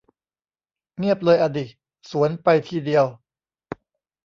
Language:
Thai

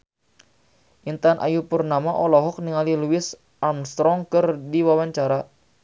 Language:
Sundanese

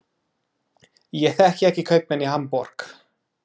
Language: Icelandic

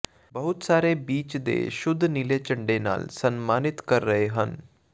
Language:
Punjabi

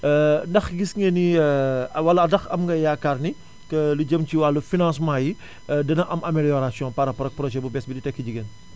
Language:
Wolof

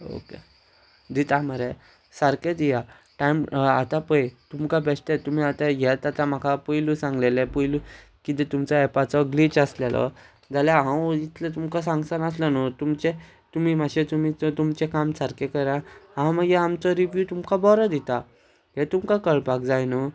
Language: Konkani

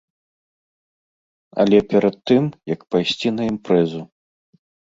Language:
Belarusian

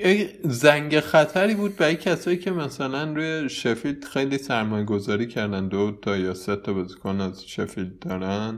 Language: Persian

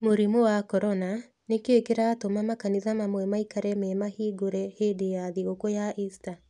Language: Kikuyu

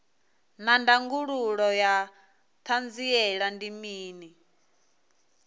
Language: Venda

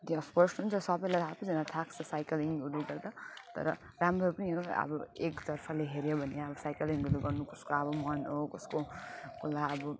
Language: Nepali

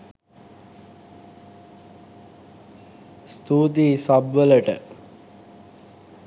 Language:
Sinhala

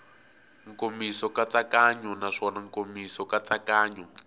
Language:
Tsonga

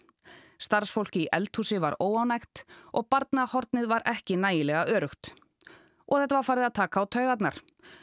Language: Icelandic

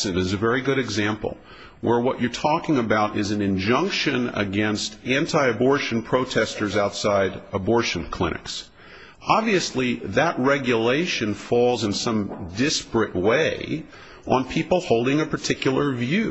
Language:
English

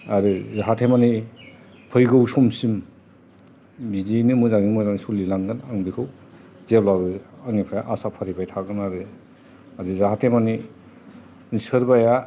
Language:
Bodo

